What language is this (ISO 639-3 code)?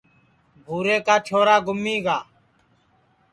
ssi